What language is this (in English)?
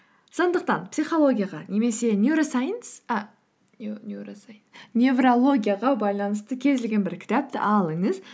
Kazakh